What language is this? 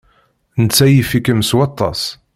Kabyle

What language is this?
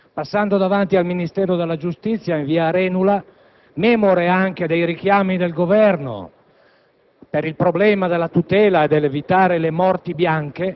Italian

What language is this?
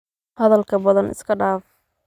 Somali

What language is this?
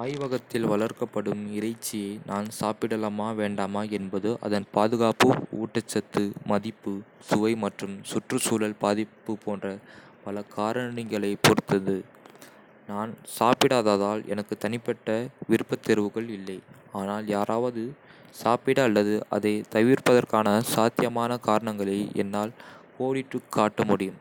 Kota (India)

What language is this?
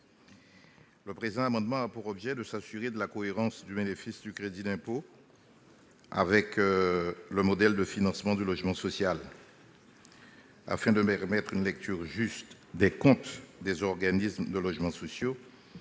French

